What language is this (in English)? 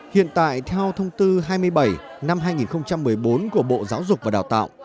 Vietnamese